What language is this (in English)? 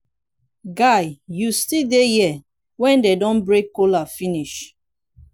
Nigerian Pidgin